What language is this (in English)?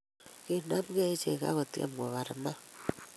Kalenjin